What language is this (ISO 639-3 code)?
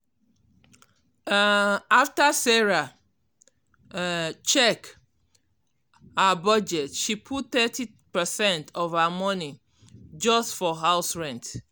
pcm